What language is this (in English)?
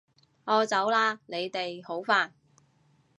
Cantonese